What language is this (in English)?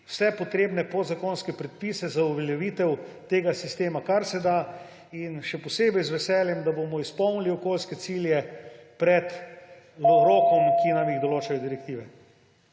Slovenian